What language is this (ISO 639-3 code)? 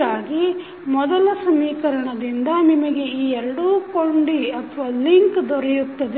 kan